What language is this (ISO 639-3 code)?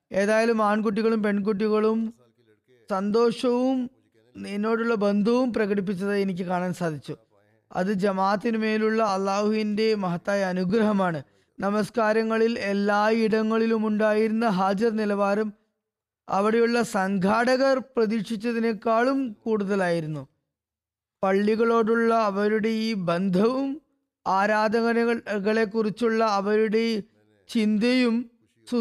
mal